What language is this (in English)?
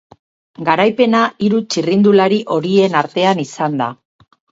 Basque